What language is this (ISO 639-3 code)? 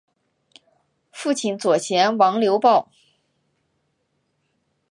zho